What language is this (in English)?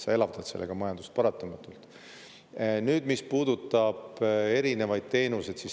Estonian